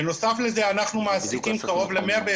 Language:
Hebrew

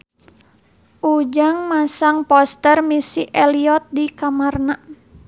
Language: Sundanese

